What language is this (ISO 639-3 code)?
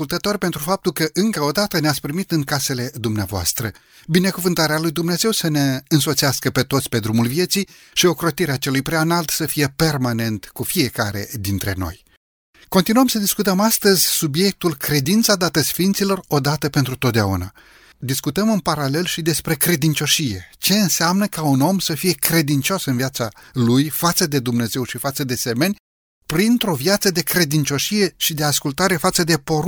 ron